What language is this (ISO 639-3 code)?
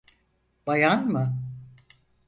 tur